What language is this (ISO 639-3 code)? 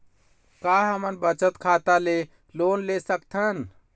hne